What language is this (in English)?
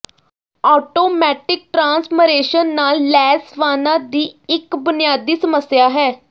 Punjabi